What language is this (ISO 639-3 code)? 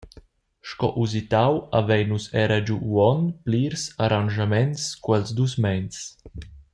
roh